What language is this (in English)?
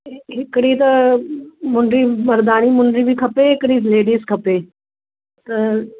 Sindhi